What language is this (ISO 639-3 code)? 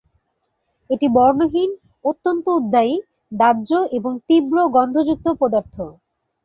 ben